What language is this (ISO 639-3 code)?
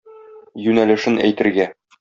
tat